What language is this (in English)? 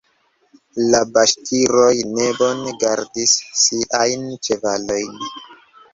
Esperanto